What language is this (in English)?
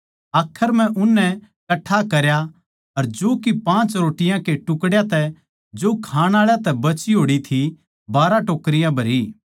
Haryanvi